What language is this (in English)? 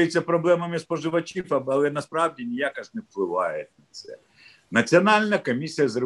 Ukrainian